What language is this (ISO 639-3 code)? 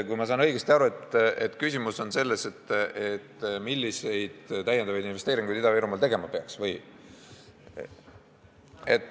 est